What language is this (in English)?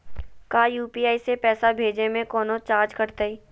Magahi